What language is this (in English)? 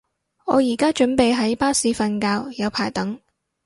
Cantonese